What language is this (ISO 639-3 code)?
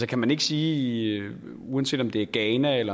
dan